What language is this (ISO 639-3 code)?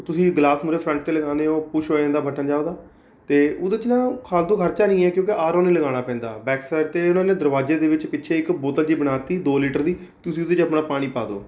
pan